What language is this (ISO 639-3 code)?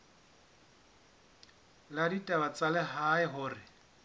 sot